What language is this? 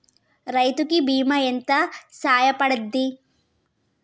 Telugu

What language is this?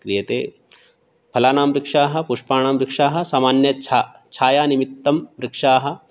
Sanskrit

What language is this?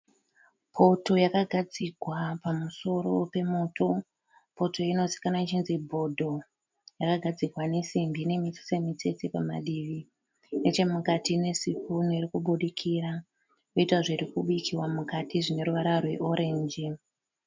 Shona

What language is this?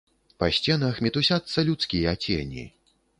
Belarusian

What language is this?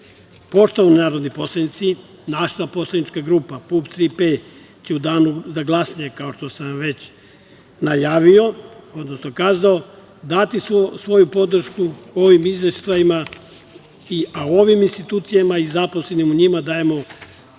Serbian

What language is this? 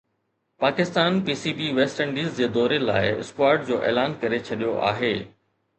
Sindhi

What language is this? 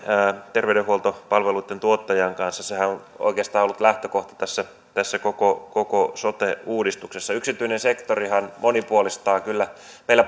Finnish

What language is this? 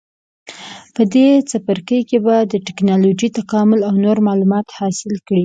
Pashto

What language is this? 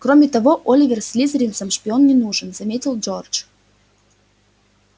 Russian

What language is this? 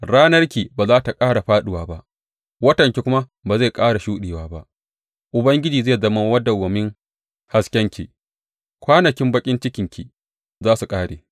Hausa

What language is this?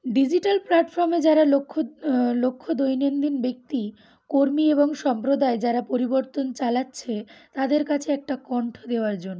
Bangla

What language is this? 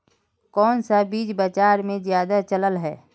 Magahi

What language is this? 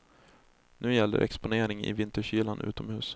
Swedish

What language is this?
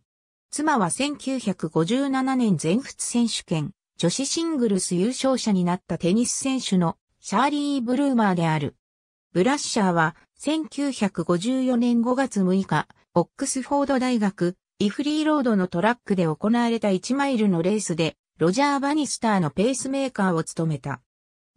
Japanese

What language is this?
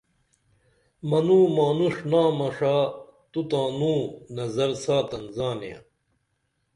Dameli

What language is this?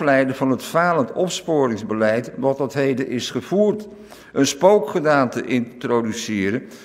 Dutch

